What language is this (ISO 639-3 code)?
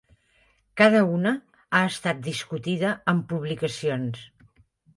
cat